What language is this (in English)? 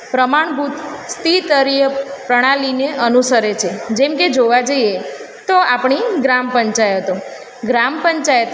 Gujarati